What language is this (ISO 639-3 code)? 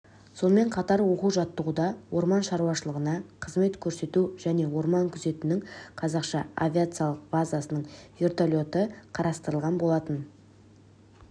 kaz